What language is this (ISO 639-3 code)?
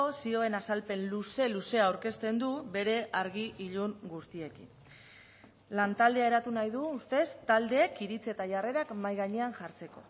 eus